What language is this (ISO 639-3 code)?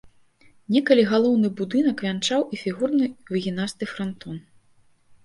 bel